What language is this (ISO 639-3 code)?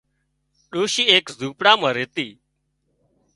kxp